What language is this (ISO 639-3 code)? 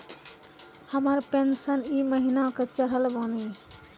mai